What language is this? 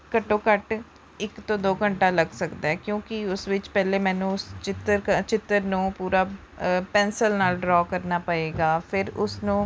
Punjabi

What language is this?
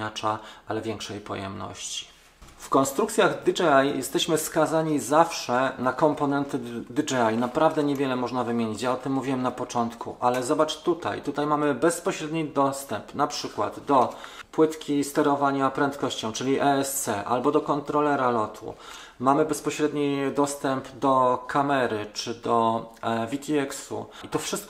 Polish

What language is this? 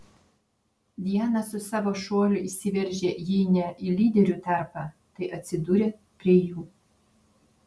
Lithuanian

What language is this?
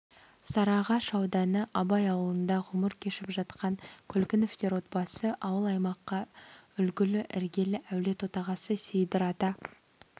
Kazakh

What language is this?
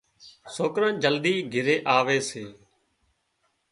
Wadiyara Koli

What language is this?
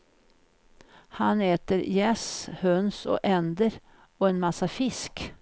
Swedish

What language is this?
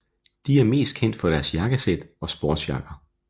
Danish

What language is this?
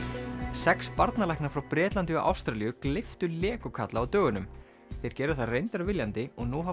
Icelandic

